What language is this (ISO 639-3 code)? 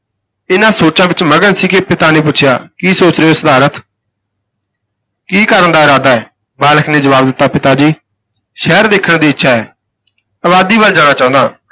pan